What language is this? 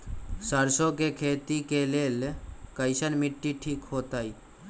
Magahi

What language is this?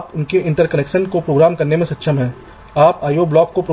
Hindi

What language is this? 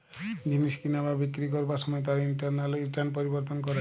Bangla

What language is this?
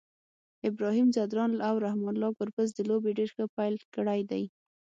Pashto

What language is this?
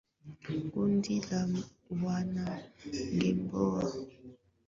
Swahili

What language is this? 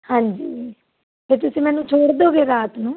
Punjabi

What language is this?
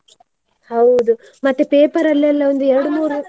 Kannada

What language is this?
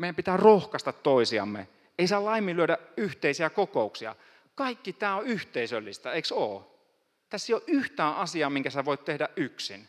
Finnish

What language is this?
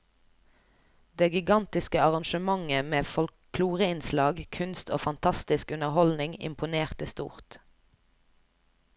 Norwegian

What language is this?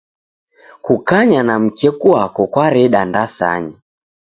Taita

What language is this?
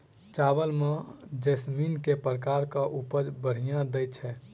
Maithili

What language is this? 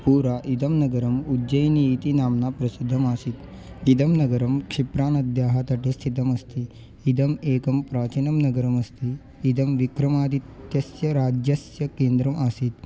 Sanskrit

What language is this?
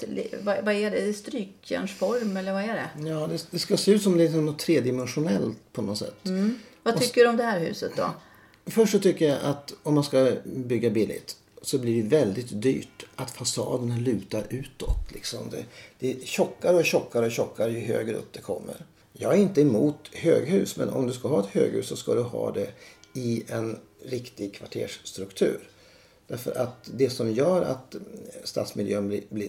Swedish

